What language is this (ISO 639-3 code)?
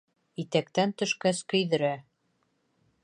bak